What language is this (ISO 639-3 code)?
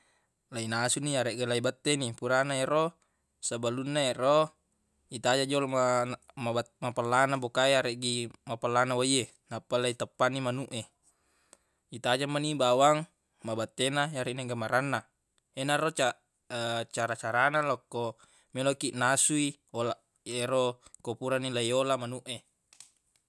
bug